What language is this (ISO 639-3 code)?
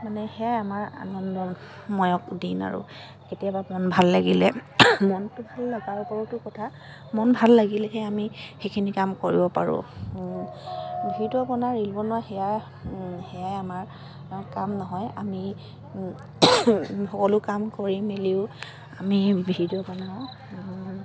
asm